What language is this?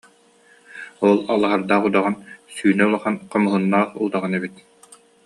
Yakut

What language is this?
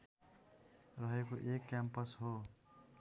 Nepali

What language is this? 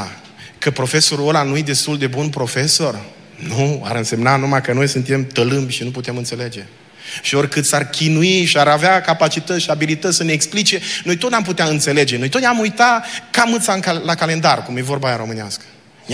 Romanian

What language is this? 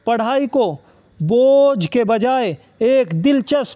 Urdu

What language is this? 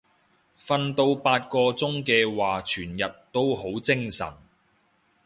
Cantonese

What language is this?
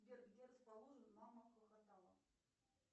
Russian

